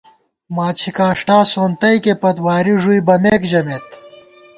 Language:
Gawar-Bati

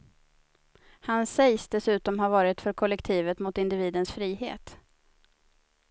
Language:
Swedish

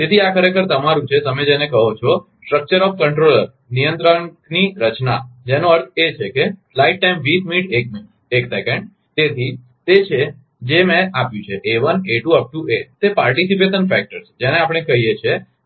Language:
Gujarati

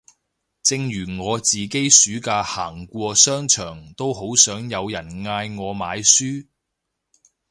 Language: Cantonese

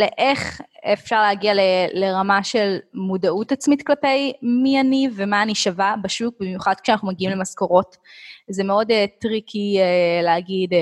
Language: Hebrew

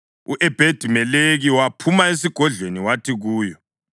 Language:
North Ndebele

